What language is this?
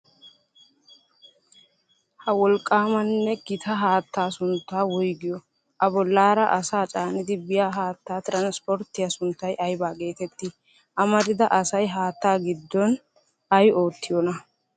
Wolaytta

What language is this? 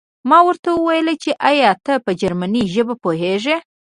Pashto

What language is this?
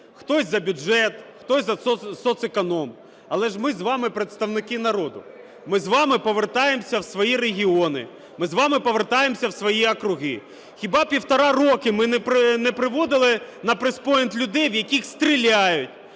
Ukrainian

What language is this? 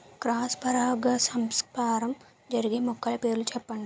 Telugu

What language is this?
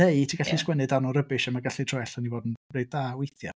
Welsh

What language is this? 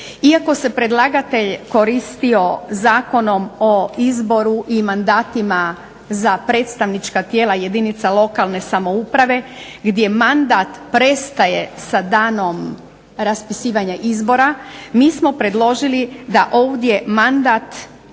Croatian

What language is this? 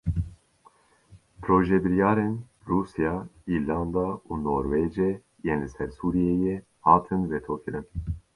Kurdish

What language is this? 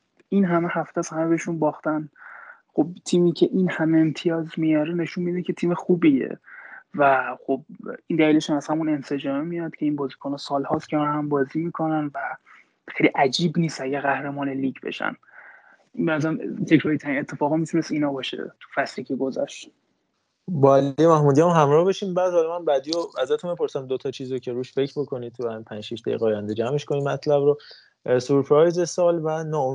Persian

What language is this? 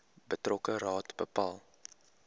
Afrikaans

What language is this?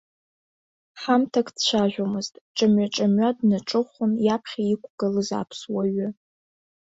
Abkhazian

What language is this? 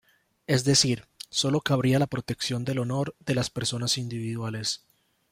Spanish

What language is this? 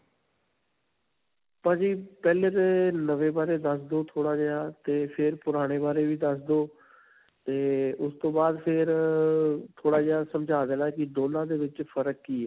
Punjabi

